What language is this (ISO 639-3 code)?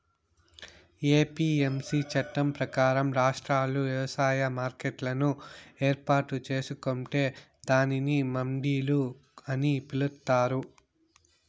tel